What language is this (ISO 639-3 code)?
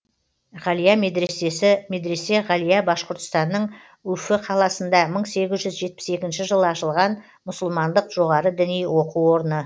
kaz